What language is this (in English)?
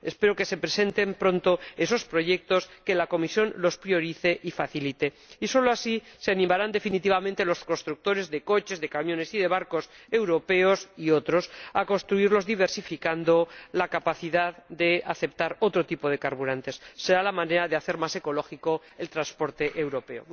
Spanish